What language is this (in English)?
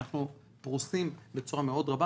Hebrew